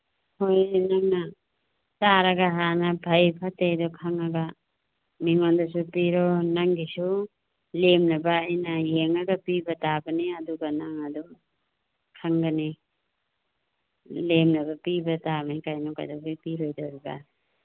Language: Manipuri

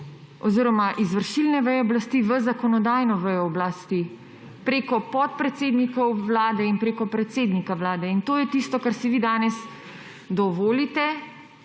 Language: Slovenian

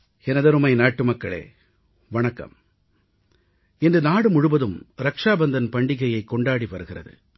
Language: Tamil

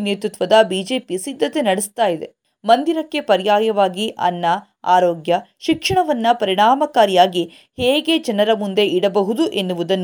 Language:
Kannada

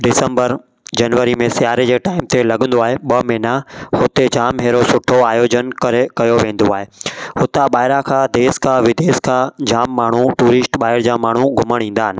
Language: Sindhi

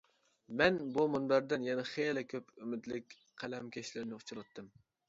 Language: Uyghur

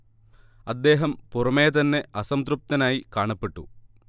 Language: Malayalam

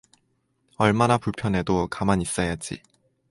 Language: Korean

